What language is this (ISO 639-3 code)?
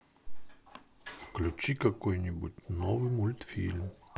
rus